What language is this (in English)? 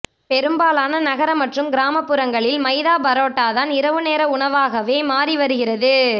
Tamil